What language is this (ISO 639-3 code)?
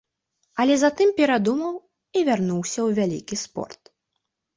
bel